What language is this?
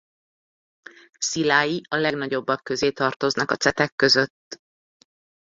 Hungarian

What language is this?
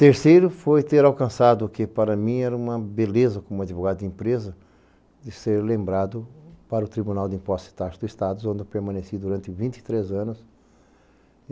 Portuguese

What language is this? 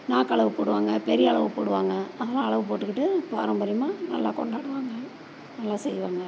Tamil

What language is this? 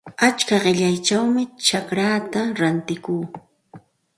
Santa Ana de Tusi Pasco Quechua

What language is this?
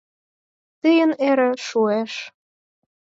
Mari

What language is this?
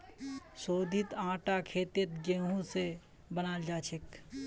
Magahi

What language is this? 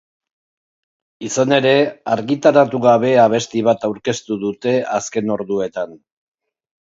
Basque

